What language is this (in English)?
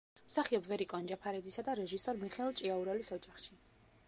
Georgian